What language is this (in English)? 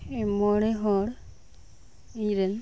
Santali